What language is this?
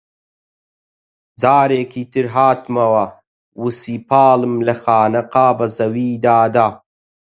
Central Kurdish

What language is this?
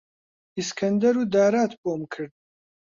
Central Kurdish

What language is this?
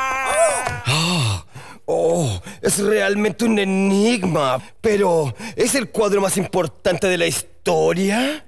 Spanish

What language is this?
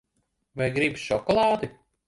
Latvian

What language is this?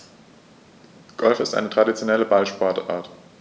German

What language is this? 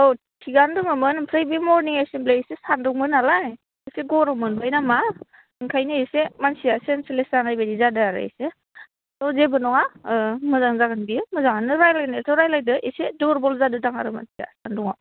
Bodo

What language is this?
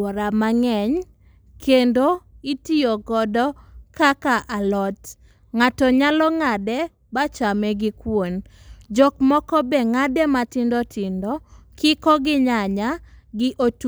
Luo (Kenya and Tanzania)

